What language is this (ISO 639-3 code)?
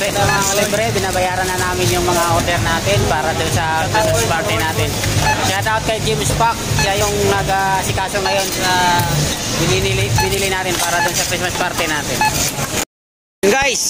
fil